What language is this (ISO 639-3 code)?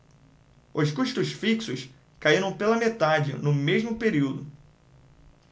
por